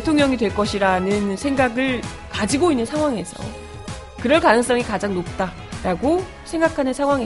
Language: Korean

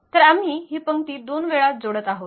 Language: Marathi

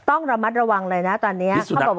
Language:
Thai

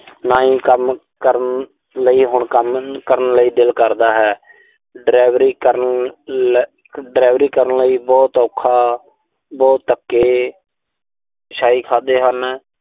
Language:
Punjabi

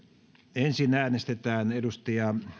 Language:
Finnish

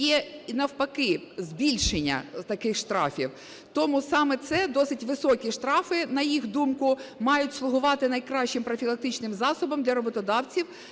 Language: Ukrainian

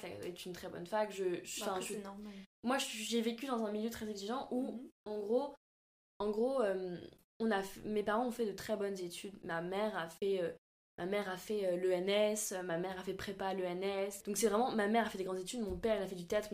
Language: French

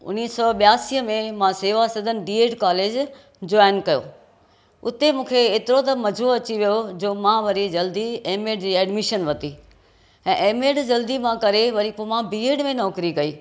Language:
Sindhi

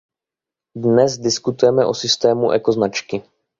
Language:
Czech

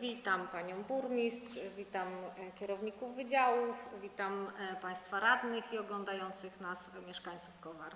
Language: Polish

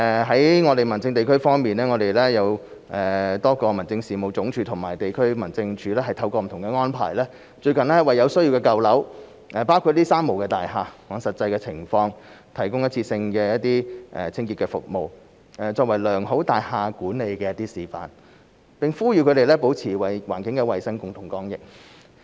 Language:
Cantonese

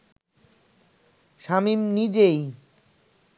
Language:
Bangla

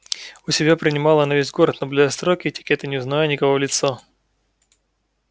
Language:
Russian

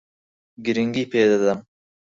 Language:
Central Kurdish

